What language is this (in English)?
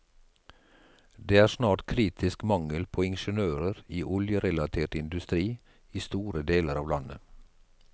Norwegian